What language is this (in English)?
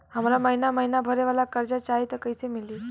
Bhojpuri